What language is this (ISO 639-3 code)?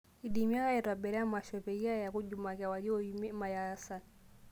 mas